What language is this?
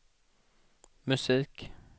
Swedish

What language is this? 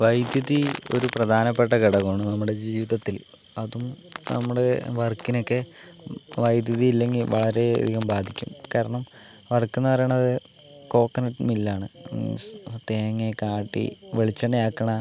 Malayalam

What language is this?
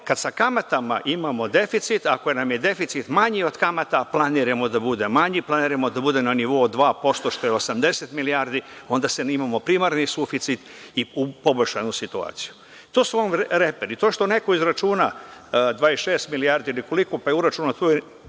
Serbian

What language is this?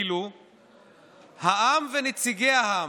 Hebrew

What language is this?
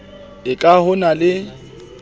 Southern Sotho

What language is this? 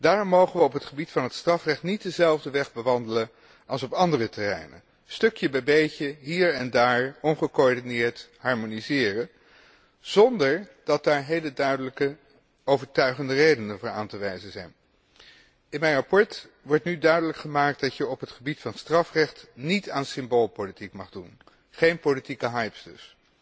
Dutch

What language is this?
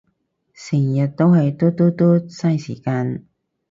Cantonese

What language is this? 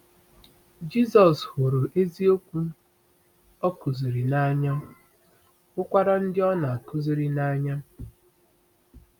Igbo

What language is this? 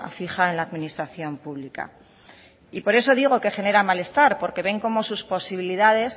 Spanish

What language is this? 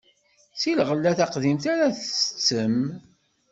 Kabyle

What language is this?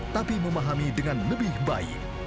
Indonesian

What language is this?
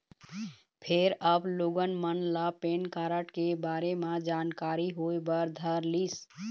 Chhattisgarhi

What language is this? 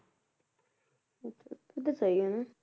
Punjabi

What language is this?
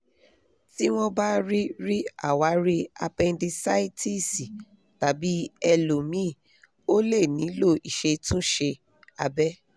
Yoruba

